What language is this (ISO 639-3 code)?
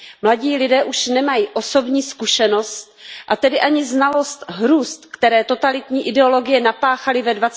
ces